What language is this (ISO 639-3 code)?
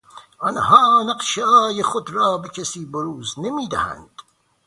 fas